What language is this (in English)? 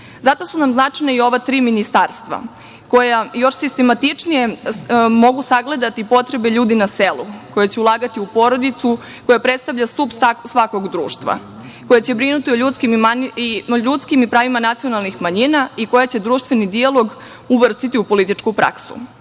Serbian